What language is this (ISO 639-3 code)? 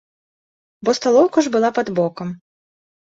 bel